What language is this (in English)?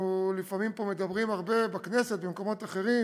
Hebrew